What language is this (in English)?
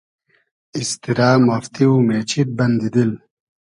Hazaragi